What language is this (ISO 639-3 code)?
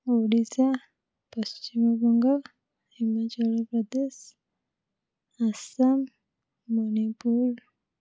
ori